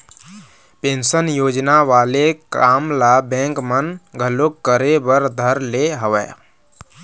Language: Chhattisgarhi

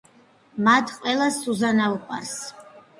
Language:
Georgian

